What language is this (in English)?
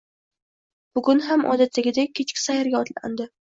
Uzbek